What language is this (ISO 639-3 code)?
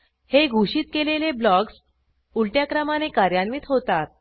mar